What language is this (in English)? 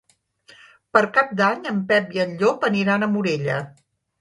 Catalan